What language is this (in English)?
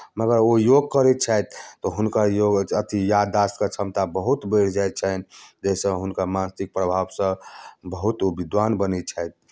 Maithili